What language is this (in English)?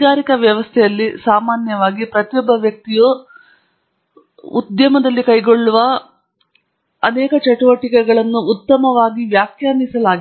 Kannada